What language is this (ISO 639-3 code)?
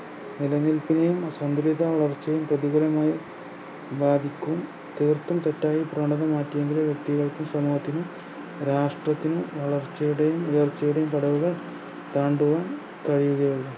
mal